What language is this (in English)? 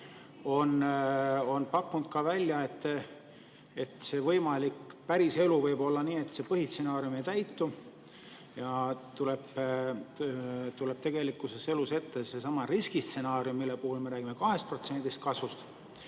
Estonian